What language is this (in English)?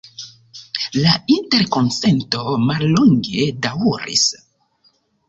Esperanto